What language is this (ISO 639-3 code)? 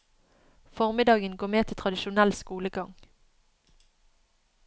nor